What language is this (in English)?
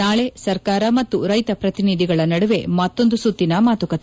Kannada